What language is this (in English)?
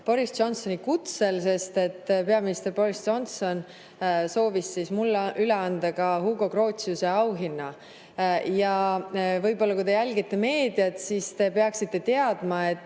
Estonian